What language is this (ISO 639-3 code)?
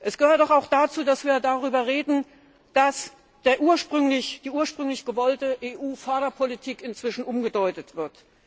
deu